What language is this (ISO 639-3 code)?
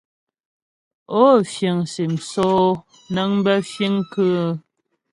bbj